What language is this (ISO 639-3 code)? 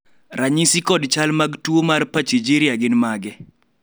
luo